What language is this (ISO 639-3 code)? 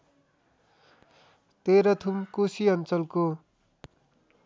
nep